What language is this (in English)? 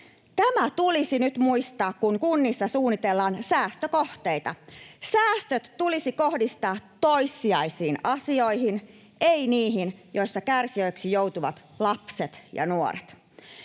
Finnish